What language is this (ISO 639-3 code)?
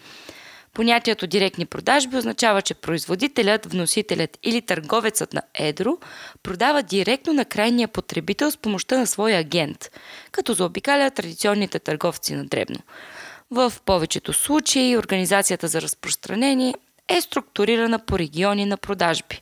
bul